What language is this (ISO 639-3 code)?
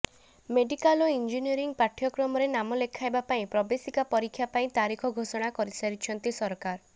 ori